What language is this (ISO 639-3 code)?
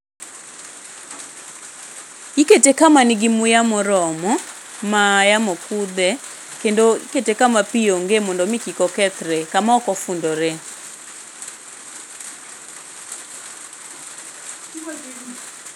luo